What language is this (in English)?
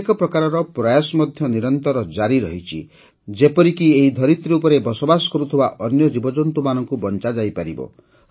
Odia